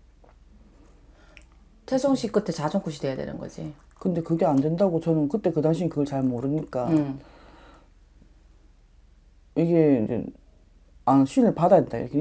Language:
Korean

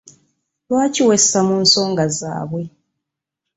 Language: Ganda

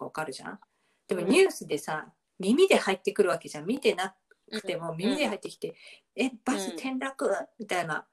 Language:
Japanese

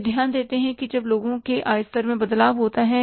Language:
Hindi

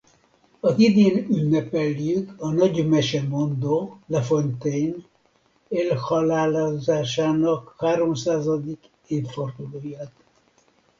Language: Hungarian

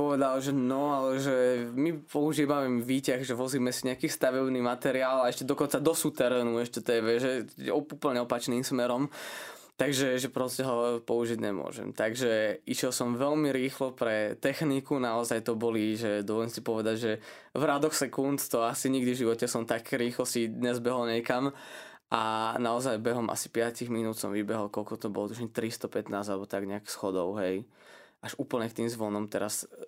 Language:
Slovak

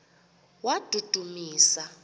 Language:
Xhosa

